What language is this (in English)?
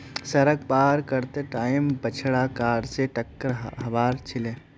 Magahi